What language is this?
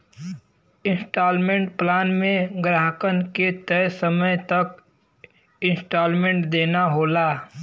Bhojpuri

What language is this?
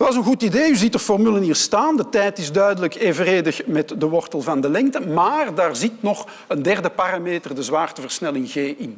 Dutch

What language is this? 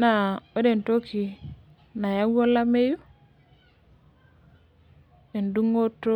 Masai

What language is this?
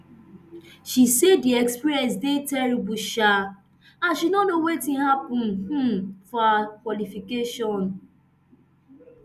Nigerian Pidgin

